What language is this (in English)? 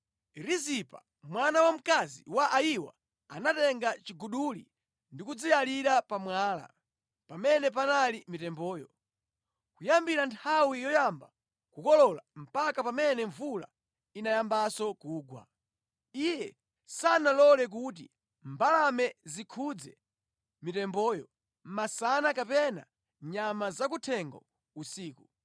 Nyanja